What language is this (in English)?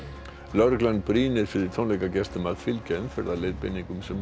Icelandic